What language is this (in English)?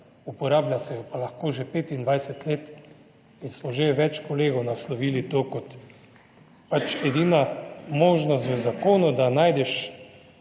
Slovenian